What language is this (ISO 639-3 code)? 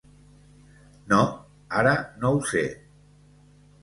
cat